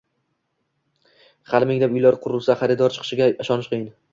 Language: Uzbek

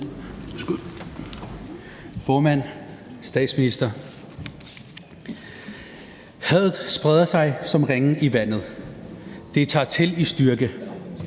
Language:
Danish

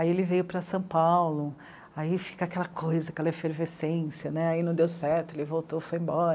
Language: Portuguese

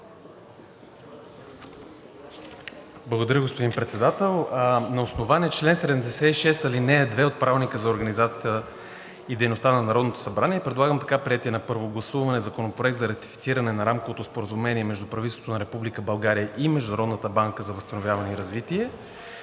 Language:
Bulgarian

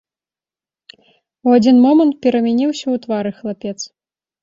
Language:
Belarusian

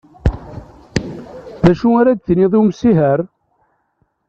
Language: Kabyle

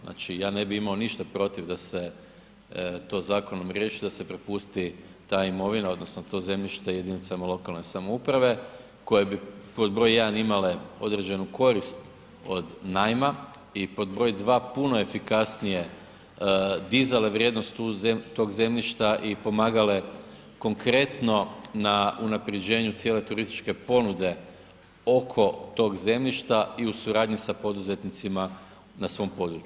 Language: Croatian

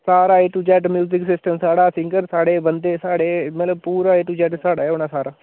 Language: Dogri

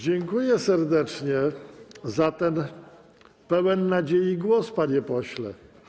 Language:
Polish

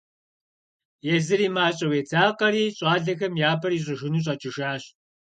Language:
Kabardian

